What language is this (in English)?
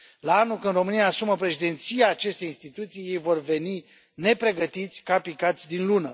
Romanian